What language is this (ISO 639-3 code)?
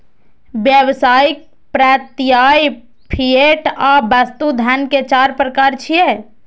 mai